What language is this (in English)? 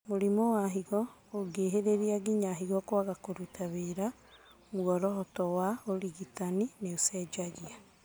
Kikuyu